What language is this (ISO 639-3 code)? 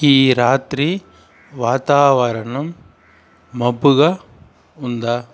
tel